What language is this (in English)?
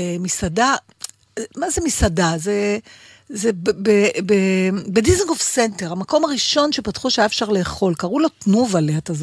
Hebrew